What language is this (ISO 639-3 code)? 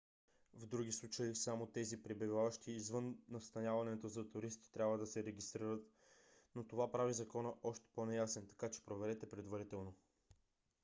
bul